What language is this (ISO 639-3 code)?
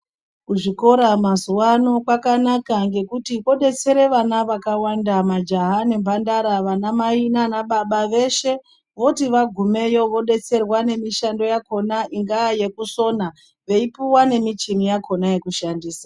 ndc